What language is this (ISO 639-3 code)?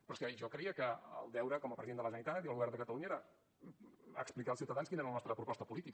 cat